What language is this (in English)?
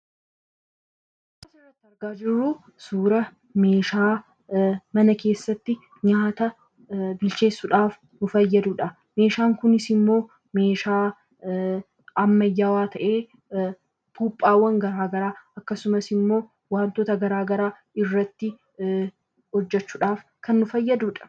Oromo